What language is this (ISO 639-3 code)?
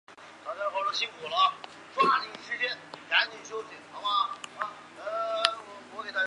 zho